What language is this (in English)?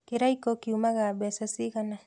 Kikuyu